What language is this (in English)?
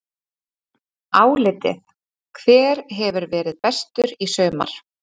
Icelandic